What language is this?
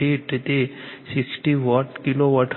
Gujarati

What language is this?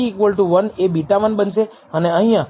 Gujarati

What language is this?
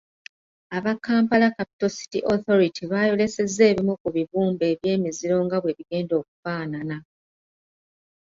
Ganda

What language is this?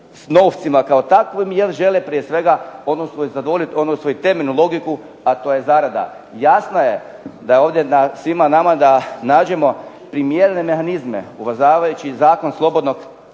Croatian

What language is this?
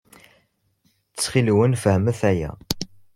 Kabyle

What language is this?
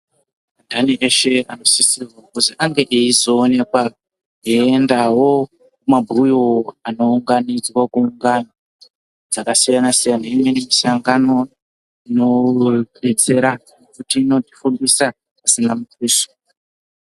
Ndau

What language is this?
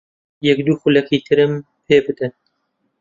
Central Kurdish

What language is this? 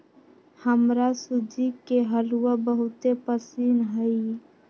Magahi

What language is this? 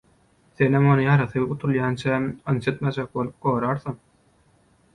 Turkmen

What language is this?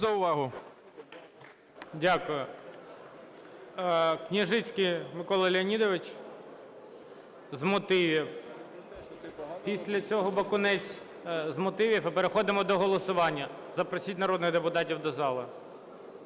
Ukrainian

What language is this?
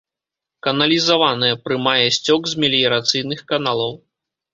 Belarusian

